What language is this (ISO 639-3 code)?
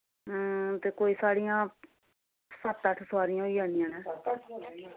doi